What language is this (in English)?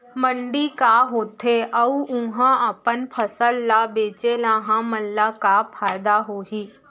Chhattisgarhi